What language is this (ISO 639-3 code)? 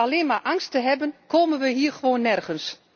nld